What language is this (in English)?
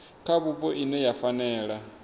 Venda